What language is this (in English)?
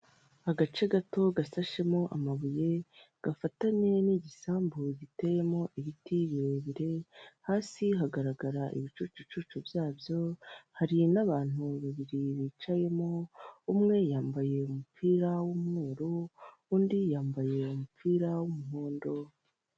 Kinyarwanda